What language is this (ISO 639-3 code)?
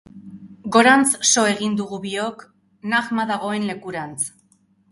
eus